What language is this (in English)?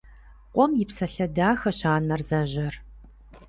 Kabardian